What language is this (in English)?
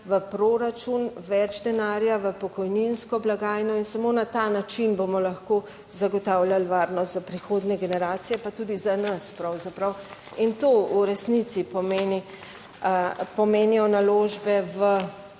Slovenian